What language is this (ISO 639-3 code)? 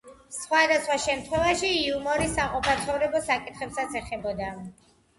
kat